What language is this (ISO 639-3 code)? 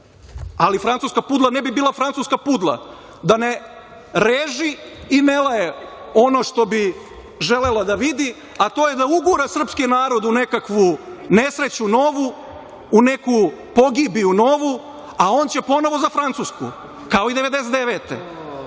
srp